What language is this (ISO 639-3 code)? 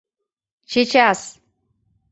chm